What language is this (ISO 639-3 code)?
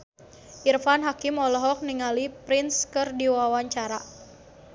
sun